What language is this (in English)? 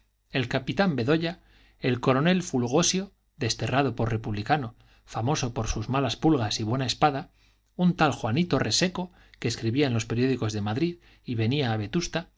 Spanish